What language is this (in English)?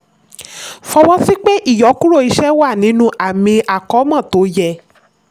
Yoruba